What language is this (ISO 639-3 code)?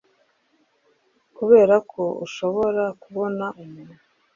kin